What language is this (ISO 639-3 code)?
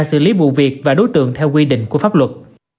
vie